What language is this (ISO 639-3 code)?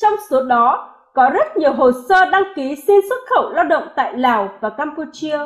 vie